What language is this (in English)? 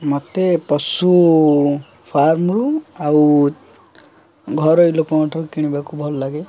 Odia